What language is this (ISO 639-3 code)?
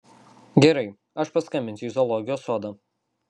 lit